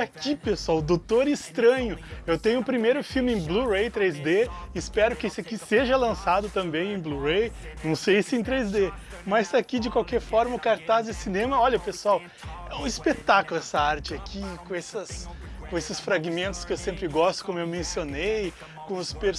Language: Portuguese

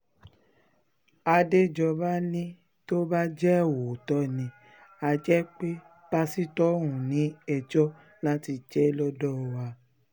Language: Yoruba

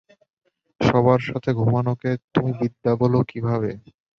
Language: Bangla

